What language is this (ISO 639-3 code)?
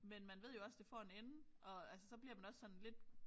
dan